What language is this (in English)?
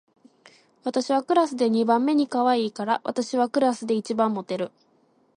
Japanese